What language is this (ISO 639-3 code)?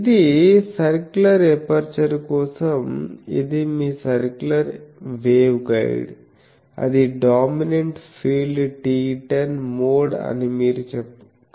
tel